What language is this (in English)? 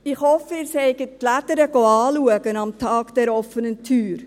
Swiss German